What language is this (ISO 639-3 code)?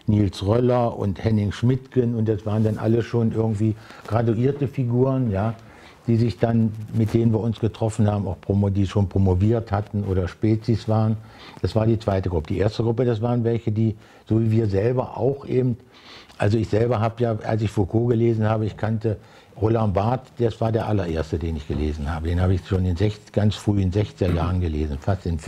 deu